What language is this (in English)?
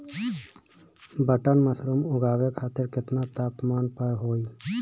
Bhojpuri